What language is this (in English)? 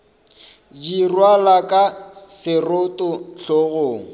Northern Sotho